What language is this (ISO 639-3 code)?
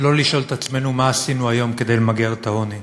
heb